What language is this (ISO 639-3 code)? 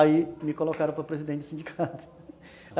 por